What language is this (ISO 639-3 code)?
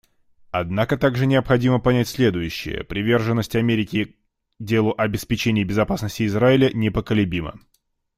rus